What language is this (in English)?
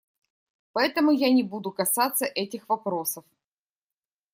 Russian